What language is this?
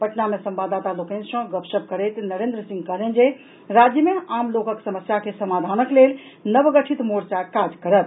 Maithili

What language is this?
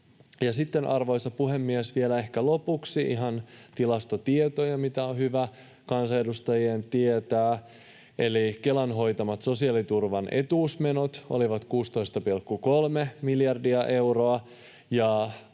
Finnish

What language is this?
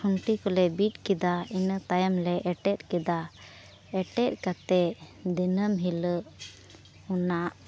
Santali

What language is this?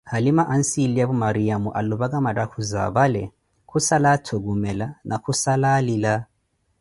Koti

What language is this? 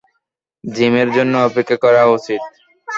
Bangla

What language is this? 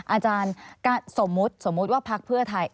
Thai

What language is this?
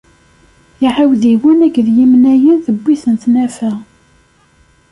Kabyle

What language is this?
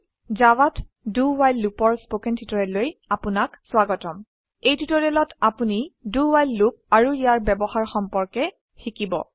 Assamese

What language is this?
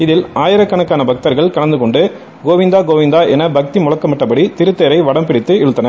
Tamil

